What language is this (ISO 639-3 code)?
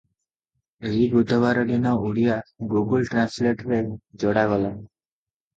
ori